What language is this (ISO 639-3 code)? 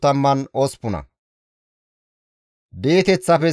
gmv